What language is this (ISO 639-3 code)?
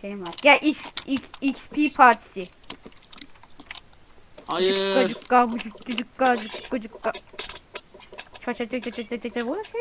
tur